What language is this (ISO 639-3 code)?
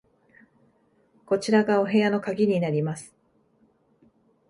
jpn